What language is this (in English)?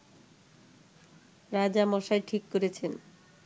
Bangla